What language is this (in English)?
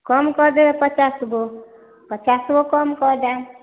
Maithili